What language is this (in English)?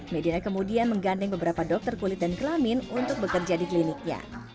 Indonesian